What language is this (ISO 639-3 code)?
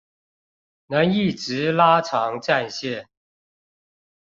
zho